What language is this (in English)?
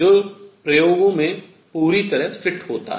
Hindi